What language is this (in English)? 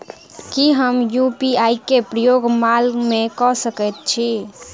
Maithili